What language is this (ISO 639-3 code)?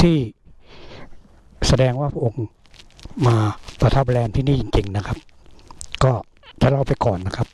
tha